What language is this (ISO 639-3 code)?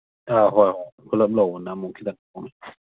mni